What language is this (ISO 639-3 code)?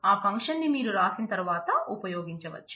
tel